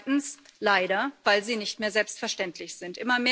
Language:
German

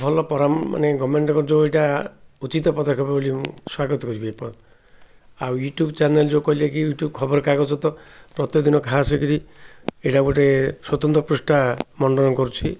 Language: Odia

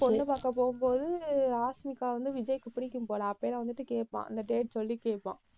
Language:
Tamil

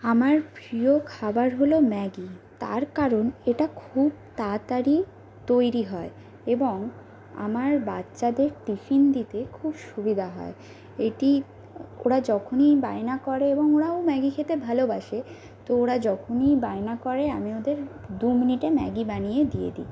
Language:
Bangla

